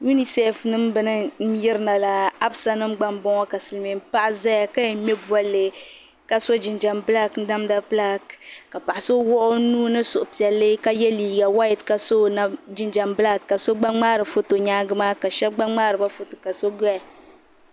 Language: Dagbani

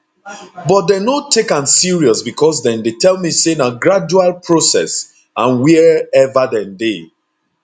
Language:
Nigerian Pidgin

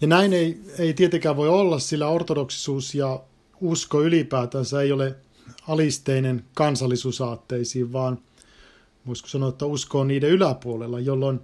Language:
Finnish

